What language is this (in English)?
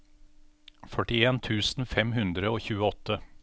Norwegian